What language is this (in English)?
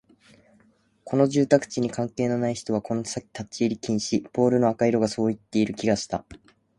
Japanese